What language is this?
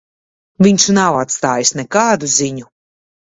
Latvian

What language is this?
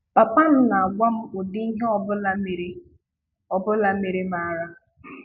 Igbo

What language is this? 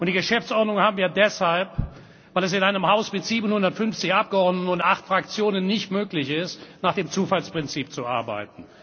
German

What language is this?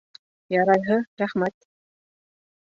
Bashkir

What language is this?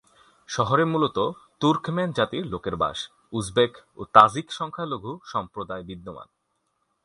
Bangla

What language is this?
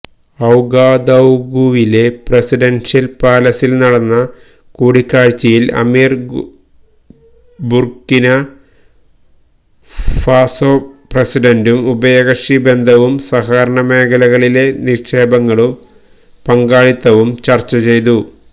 Malayalam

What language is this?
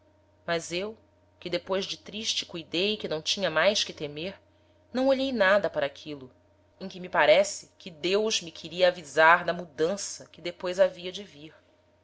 Portuguese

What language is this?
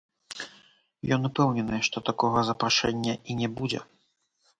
Belarusian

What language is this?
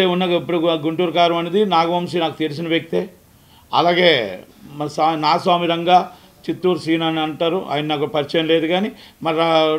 Telugu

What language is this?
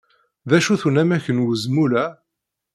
Kabyle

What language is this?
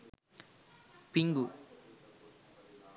Sinhala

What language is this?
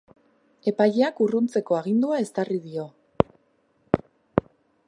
Basque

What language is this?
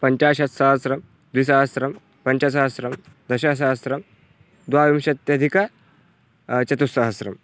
Sanskrit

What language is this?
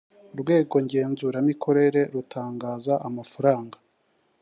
Kinyarwanda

